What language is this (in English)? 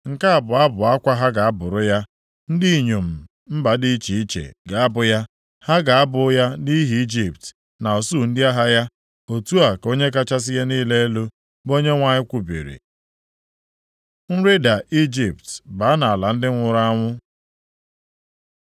Igbo